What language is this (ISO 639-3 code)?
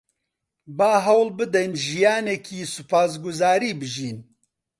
ckb